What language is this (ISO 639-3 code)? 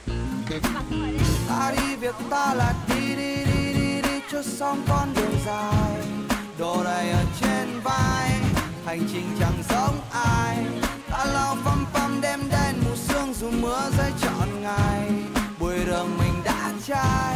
vie